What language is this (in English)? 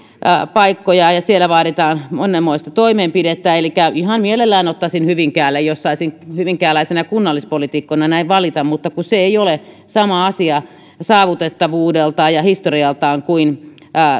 Finnish